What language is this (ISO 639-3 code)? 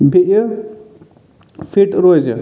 kas